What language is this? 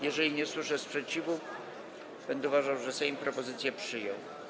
Polish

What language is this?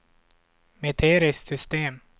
Swedish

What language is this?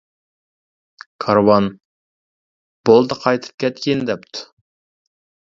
Uyghur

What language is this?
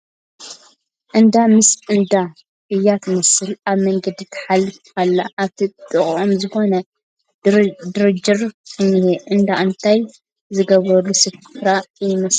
Tigrinya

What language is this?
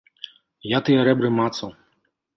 Belarusian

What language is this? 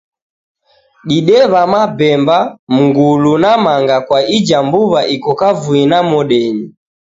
Taita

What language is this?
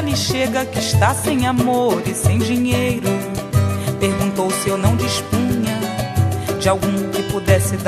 Portuguese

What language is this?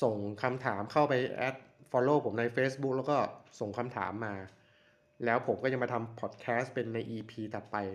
Thai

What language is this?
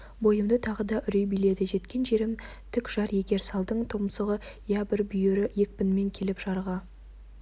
Kazakh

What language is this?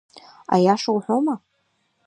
Abkhazian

